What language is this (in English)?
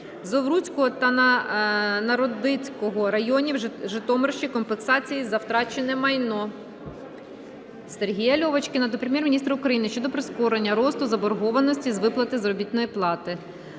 Ukrainian